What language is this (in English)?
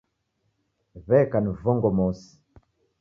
Taita